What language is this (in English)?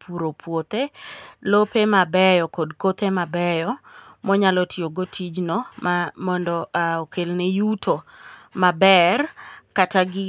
Luo (Kenya and Tanzania)